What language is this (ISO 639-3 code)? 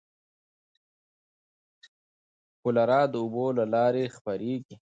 pus